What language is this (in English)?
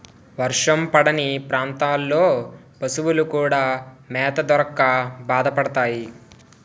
Telugu